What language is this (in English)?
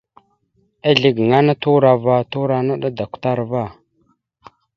Mada (Cameroon)